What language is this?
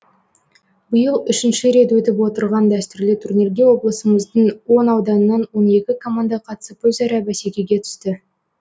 Kazakh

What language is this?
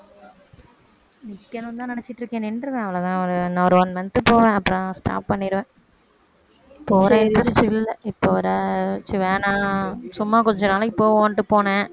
Tamil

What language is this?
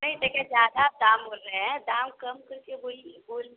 Maithili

